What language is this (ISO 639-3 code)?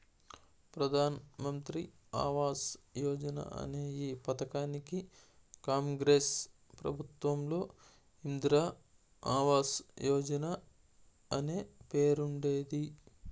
tel